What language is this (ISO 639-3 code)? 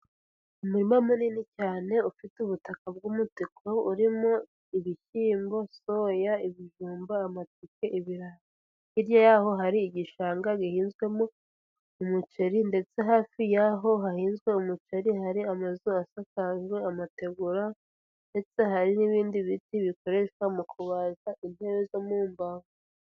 kin